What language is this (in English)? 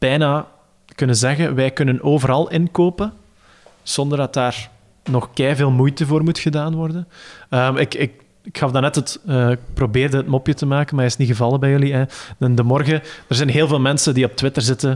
Dutch